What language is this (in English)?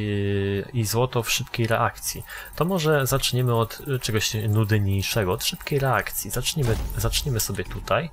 Polish